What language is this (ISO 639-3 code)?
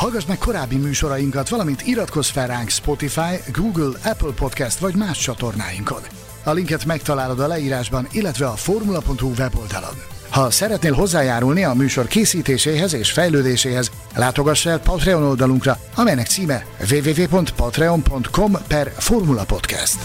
hun